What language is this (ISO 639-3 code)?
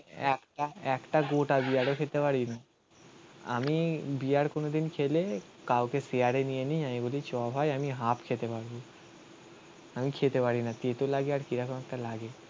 ben